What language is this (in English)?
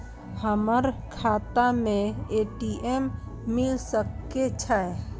Maithili